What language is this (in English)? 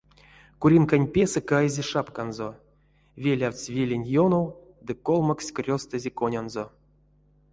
Erzya